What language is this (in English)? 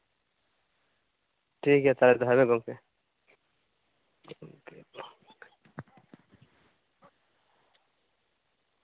Santali